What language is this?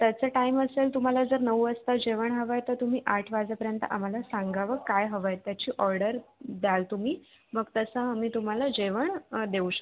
Marathi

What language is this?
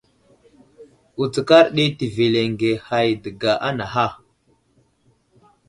Wuzlam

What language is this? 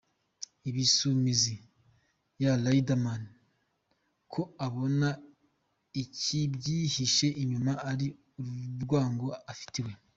Kinyarwanda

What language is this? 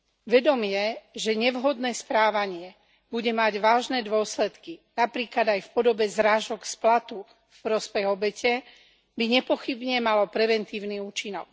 Slovak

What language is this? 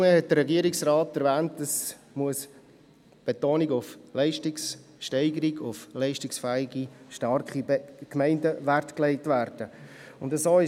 Swiss German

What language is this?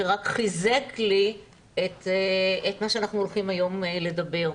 Hebrew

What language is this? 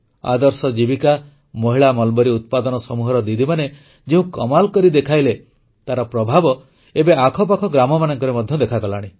Odia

